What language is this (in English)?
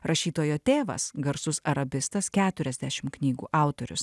Lithuanian